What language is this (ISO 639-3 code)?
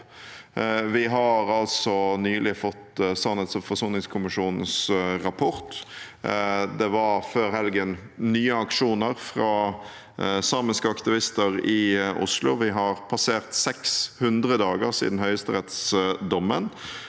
nor